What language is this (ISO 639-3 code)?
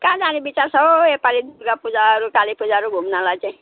nep